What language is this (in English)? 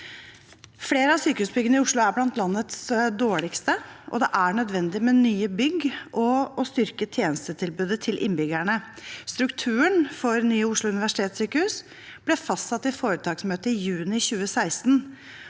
Norwegian